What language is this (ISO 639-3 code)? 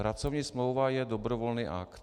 ces